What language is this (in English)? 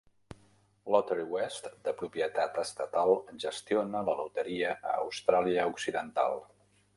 Catalan